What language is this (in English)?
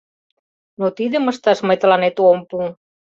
Mari